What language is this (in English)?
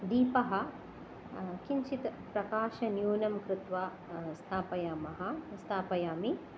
Sanskrit